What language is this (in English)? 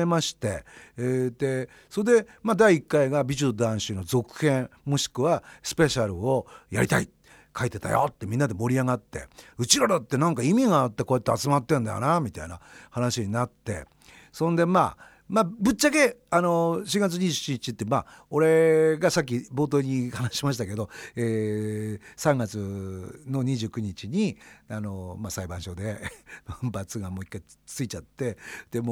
Japanese